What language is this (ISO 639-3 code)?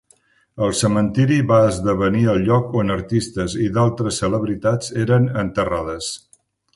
cat